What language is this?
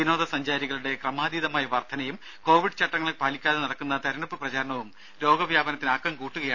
Malayalam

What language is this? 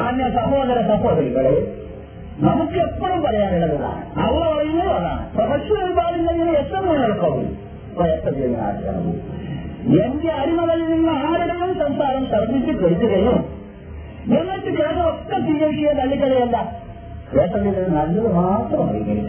Malayalam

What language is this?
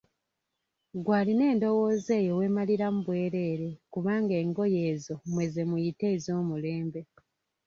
Ganda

